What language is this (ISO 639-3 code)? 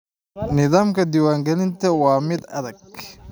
som